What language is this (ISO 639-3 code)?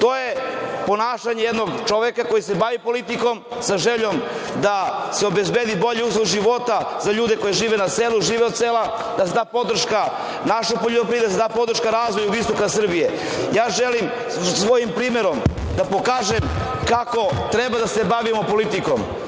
srp